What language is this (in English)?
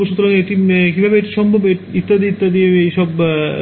Bangla